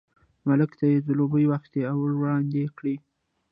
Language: Pashto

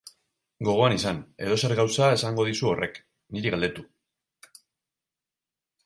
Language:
Basque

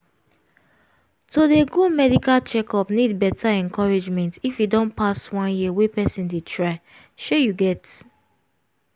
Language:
Nigerian Pidgin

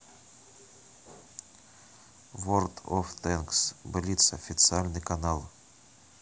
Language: Russian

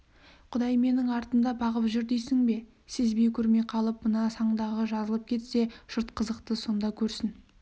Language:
Kazakh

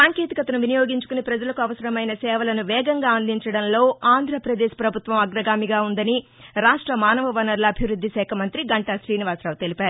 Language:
Telugu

